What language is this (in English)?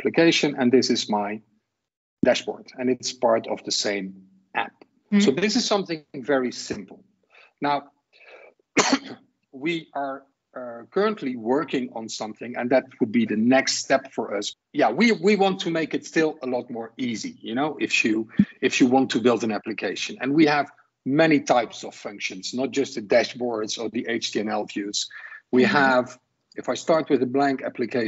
English